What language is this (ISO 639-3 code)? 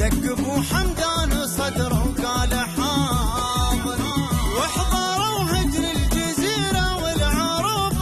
ara